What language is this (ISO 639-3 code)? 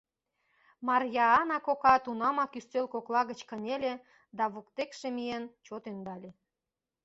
chm